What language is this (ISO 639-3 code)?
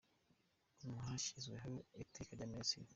kin